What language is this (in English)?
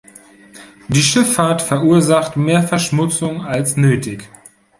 German